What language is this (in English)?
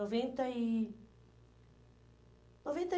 Portuguese